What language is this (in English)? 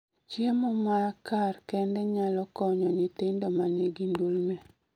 Luo (Kenya and Tanzania)